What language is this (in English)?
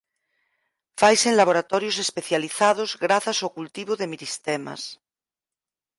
Galician